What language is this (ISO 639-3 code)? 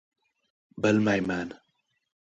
uzb